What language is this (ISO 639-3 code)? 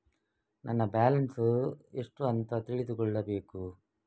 kan